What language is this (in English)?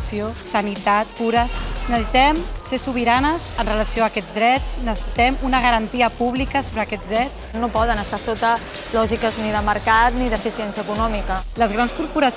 Catalan